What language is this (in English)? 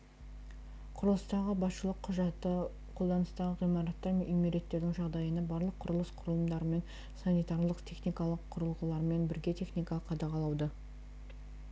Kazakh